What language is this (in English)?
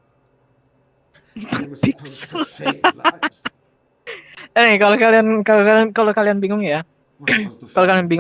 Indonesian